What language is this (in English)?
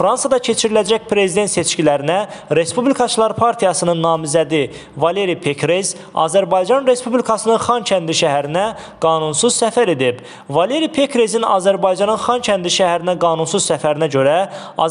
Turkish